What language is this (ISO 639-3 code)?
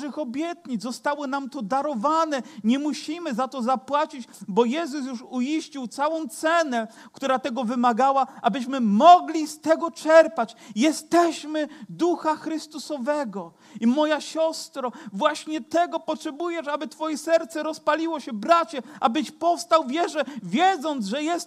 pol